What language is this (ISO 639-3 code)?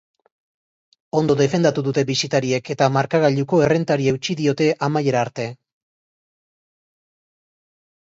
eus